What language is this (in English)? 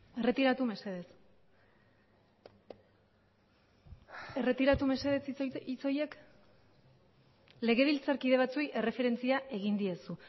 Basque